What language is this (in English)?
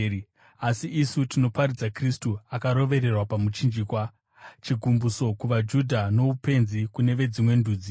Shona